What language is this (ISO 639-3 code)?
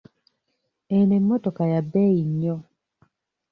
lug